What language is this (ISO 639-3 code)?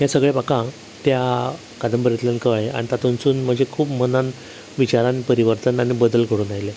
kok